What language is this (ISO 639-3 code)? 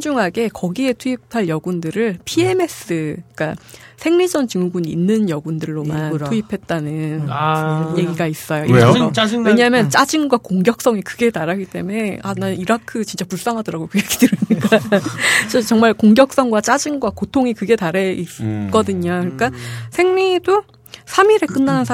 kor